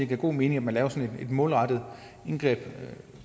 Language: Danish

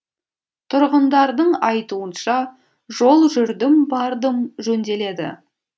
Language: Kazakh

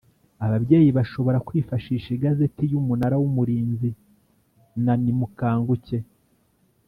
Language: Kinyarwanda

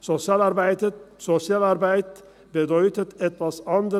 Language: Swiss German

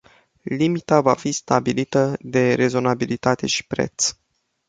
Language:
Romanian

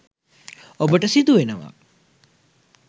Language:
Sinhala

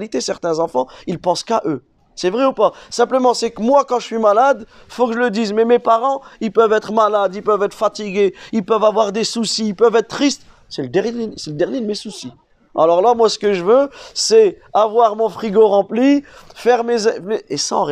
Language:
French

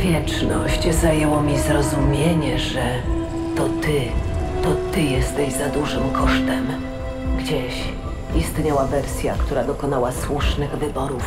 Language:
Polish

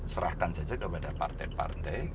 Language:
Indonesian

